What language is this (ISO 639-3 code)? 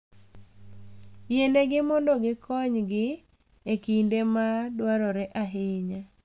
luo